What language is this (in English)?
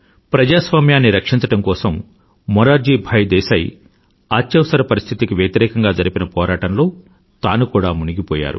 Telugu